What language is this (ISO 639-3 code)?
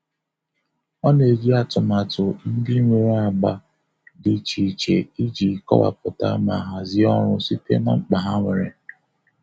ibo